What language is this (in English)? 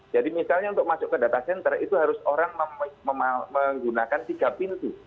Indonesian